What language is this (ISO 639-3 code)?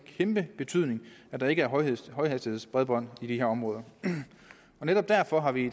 dan